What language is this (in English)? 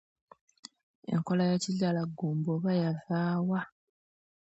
Ganda